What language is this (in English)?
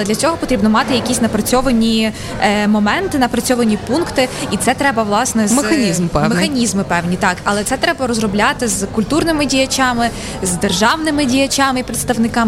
Ukrainian